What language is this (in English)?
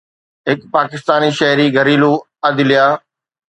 Sindhi